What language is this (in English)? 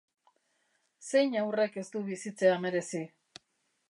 Basque